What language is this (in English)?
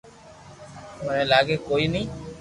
Loarki